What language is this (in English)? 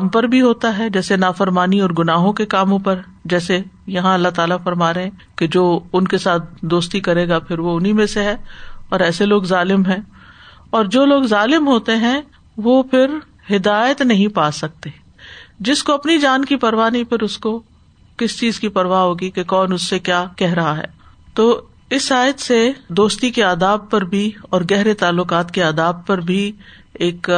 Urdu